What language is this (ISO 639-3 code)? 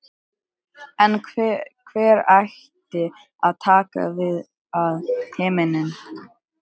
isl